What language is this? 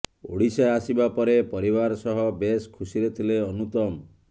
Odia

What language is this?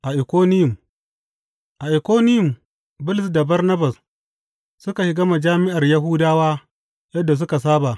Hausa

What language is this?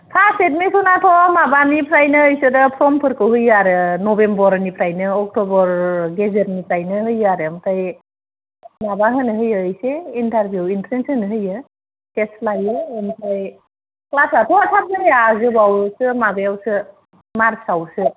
Bodo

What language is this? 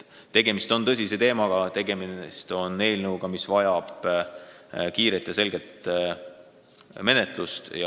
Estonian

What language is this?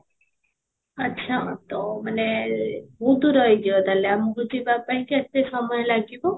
Odia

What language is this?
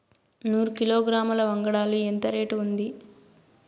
Telugu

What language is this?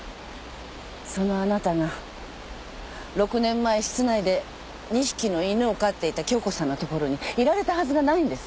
Japanese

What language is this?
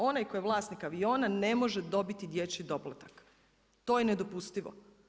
Croatian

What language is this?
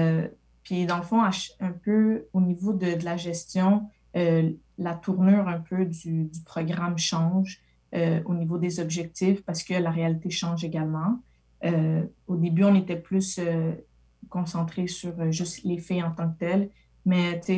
French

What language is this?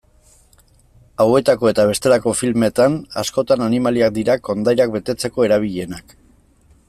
Basque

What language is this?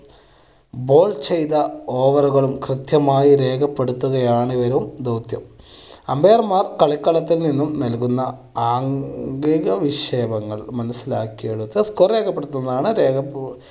Malayalam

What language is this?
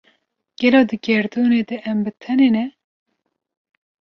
Kurdish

